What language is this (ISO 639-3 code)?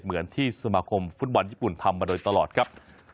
tha